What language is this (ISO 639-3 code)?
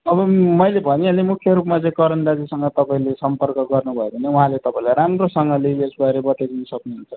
nep